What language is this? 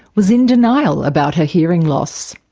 English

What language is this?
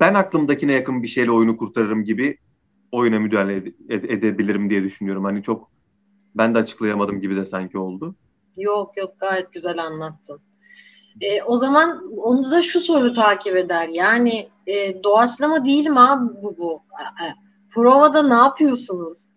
Turkish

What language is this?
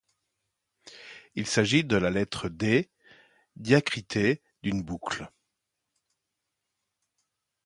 French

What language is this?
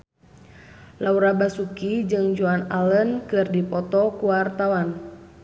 Sundanese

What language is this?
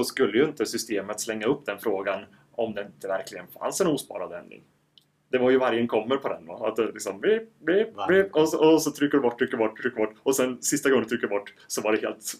Swedish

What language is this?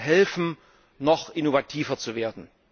German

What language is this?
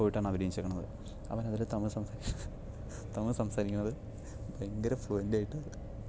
Malayalam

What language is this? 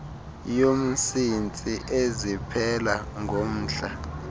Xhosa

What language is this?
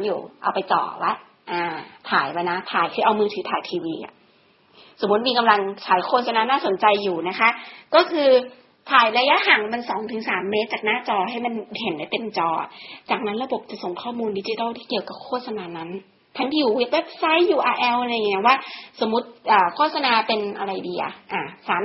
Thai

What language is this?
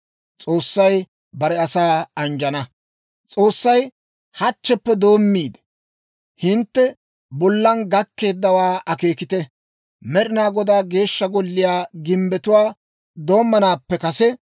Dawro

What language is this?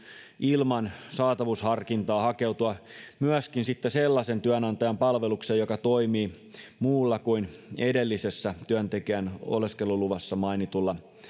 Finnish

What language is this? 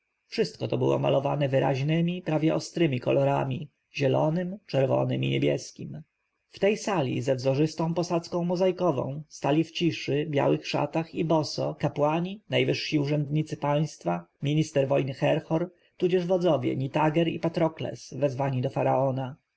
Polish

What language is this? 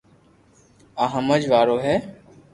Loarki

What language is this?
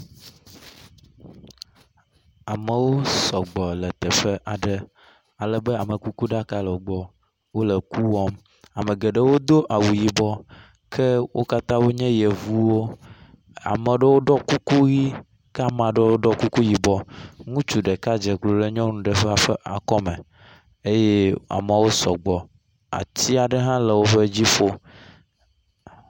Ewe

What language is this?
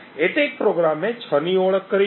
Gujarati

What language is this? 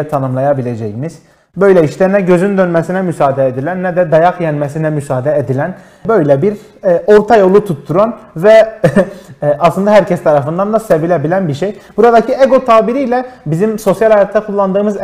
Turkish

